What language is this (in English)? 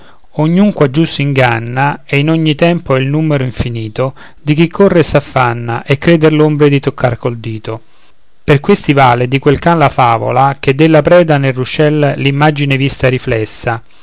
Italian